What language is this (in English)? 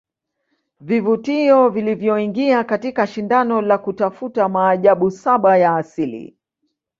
Swahili